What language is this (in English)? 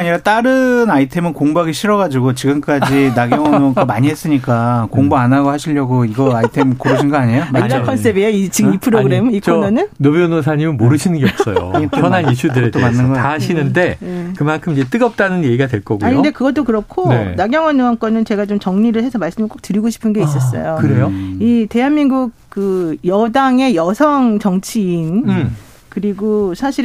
Korean